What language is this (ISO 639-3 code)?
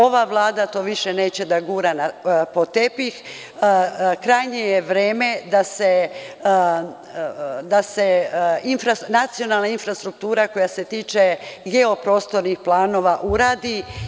srp